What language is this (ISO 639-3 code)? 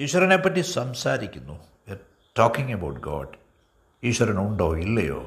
mal